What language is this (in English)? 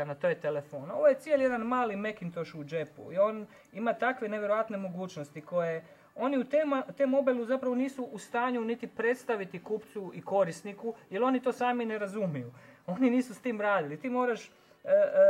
Croatian